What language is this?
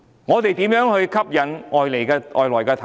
Cantonese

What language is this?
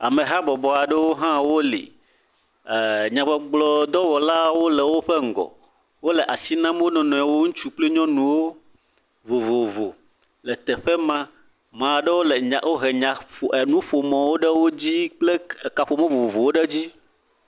Ewe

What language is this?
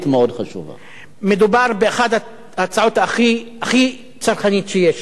Hebrew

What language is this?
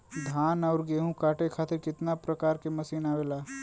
Bhojpuri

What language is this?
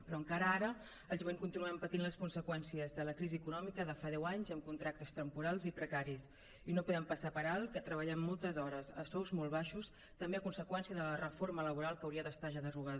Catalan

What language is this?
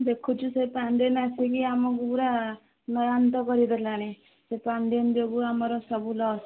Odia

